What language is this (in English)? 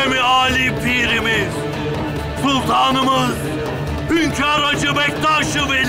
Turkish